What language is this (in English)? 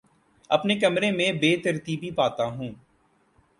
Urdu